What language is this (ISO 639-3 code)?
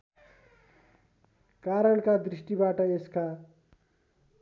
nep